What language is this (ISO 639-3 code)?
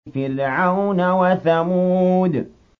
ara